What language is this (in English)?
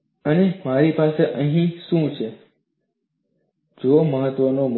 Gujarati